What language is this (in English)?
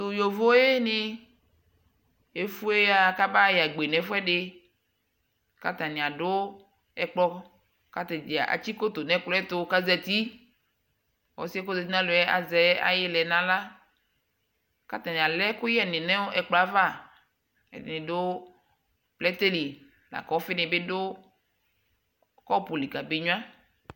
Ikposo